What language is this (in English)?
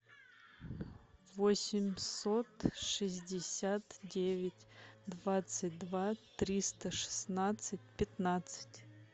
Russian